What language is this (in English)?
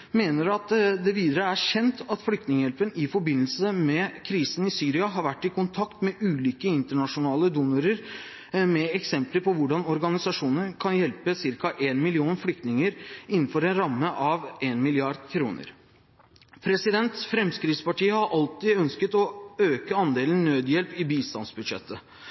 Norwegian Bokmål